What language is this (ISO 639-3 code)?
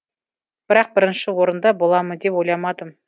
kaz